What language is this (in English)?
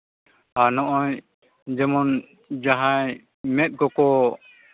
Santali